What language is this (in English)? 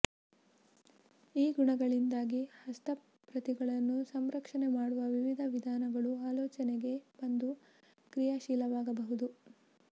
Kannada